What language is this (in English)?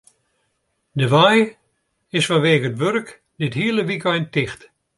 Western Frisian